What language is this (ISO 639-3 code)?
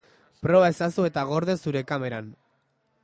eus